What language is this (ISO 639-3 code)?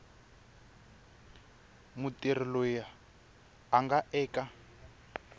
tso